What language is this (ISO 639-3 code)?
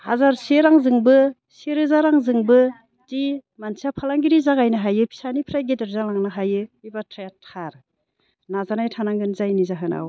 brx